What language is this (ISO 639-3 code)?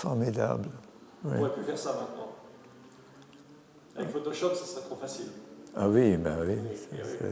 fra